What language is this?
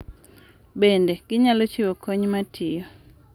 Luo (Kenya and Tanzania)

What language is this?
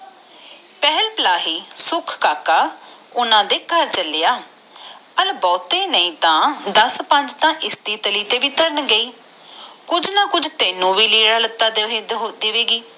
Punjabi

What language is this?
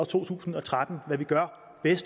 Danish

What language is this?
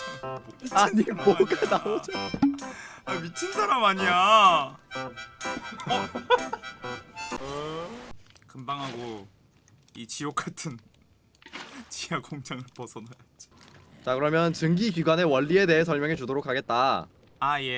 Korean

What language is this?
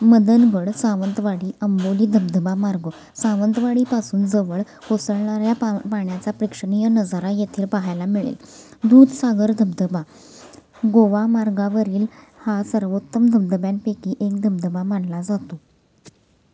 Marathi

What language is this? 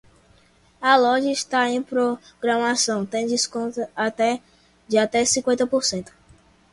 Portuguese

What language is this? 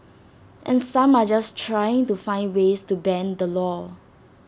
English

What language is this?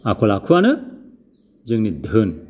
Bodo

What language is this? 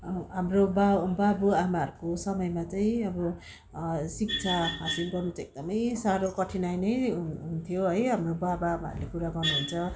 Nepali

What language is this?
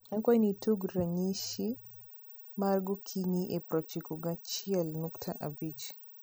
Luo (Kenya and Tanzania)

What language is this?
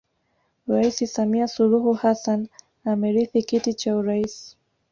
Swahili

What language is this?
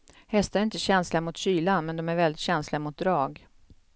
Swedish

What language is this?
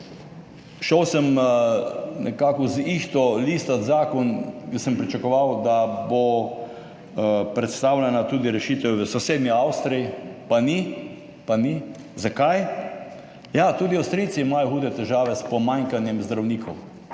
Slovenian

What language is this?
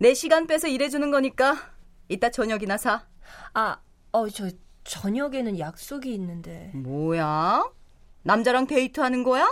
Korean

